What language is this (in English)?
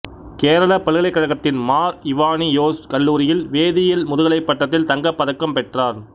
Tamil